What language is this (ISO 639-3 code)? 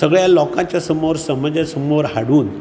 kok